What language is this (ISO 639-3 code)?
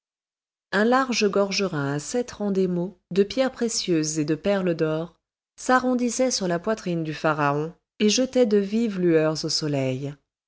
fra